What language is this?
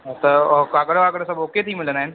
Sindhi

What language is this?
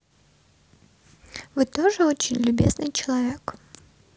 Russian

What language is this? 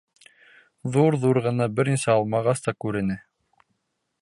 Bashkir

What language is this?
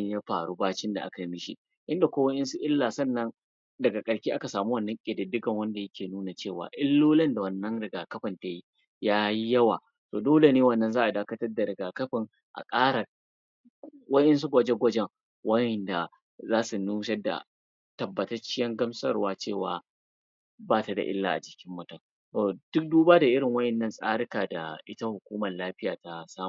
Hausa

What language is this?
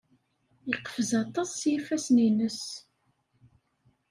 Kabyle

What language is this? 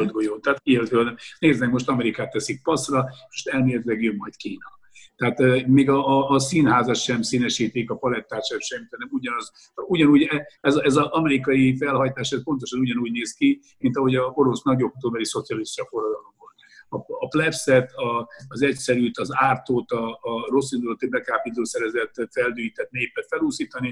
Hungarian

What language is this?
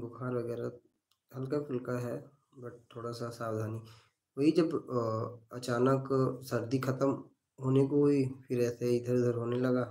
Hindi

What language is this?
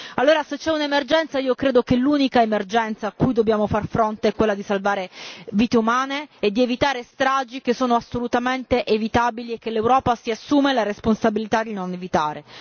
Italian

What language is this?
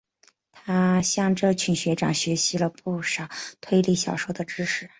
Chinese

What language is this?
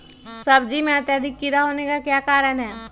Magahi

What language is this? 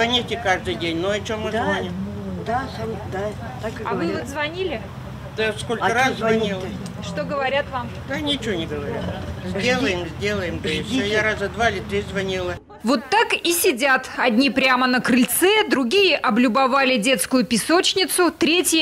Russian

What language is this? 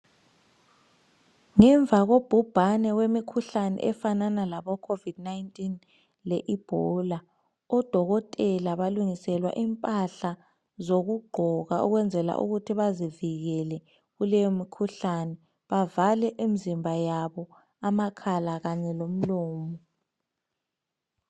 North Ndebele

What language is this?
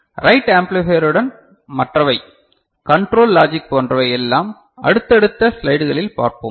Tamil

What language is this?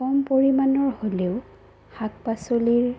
Assamese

